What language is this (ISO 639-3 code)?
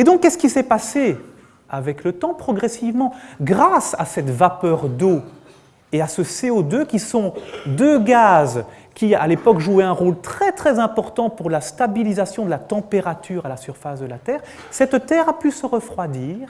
fra